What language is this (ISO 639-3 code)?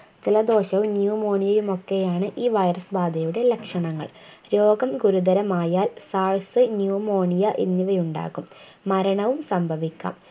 mal